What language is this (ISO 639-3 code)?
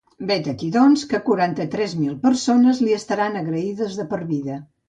cat